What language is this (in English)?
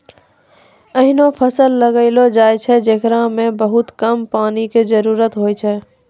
Maithili